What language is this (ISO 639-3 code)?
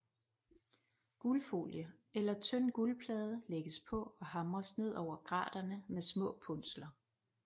dan